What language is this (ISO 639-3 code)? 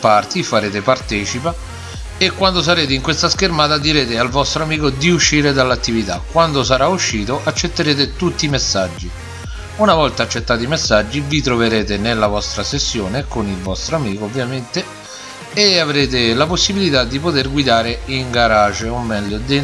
ita